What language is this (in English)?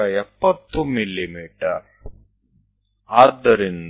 Gujarati